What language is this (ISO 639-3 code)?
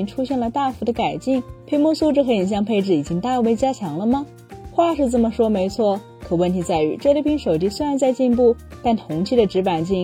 zho